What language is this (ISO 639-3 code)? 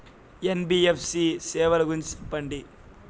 tel